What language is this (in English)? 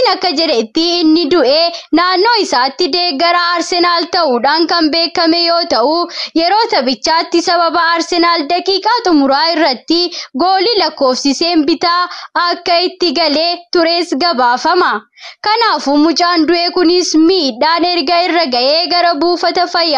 Arabic